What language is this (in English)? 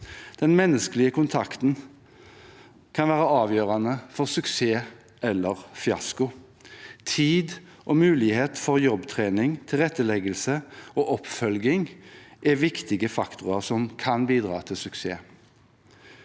Norwegian